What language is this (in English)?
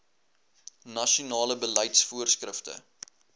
Afrikaans